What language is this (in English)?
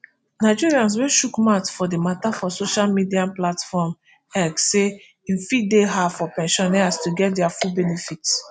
Nigerian Pidgin